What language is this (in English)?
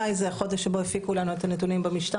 Hebrew